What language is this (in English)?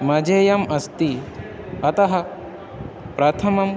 Sanskrit